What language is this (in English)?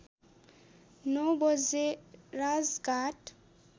Nepali